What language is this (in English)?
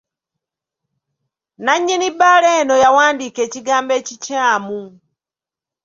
Ganda